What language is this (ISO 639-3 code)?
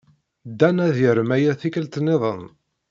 kab